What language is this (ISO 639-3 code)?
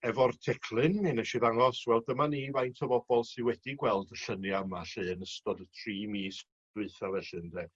cym